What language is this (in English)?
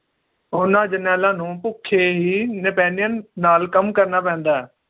Punjabi